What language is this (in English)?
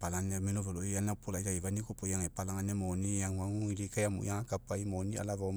Mekeo